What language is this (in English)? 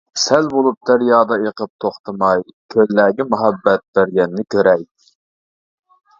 Uyghur